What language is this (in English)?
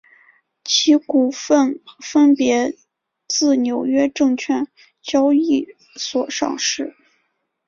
Chinese